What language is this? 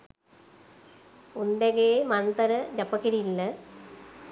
Sinhala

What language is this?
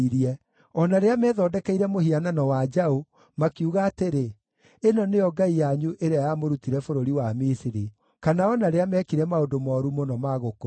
Kikuyu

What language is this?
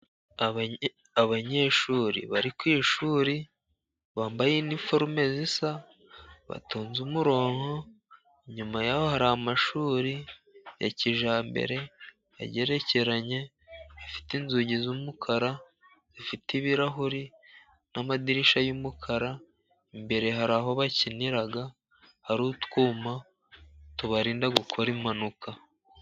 Kinyarwanda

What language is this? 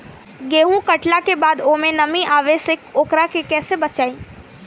Bhojpuri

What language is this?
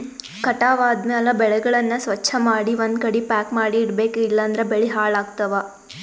Kannada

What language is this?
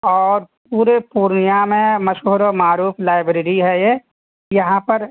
Urdu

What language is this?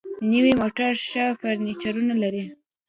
Pashto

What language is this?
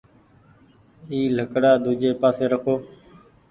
Goaria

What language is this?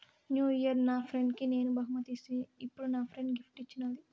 Telugu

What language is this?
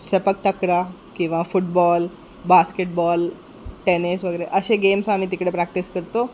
Marathi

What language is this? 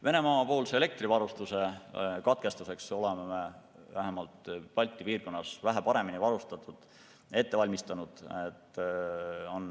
Estonian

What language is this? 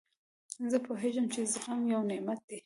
Pashto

